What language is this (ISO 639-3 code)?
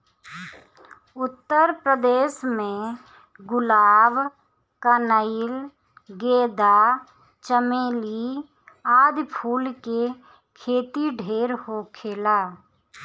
bho